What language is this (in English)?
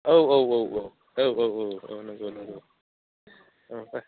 Bodo